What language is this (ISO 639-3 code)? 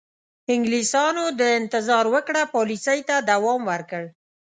pus